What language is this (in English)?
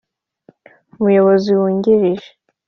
Kinyarwanda